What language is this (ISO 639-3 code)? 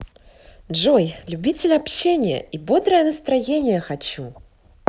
rus